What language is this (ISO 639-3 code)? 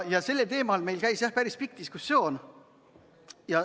est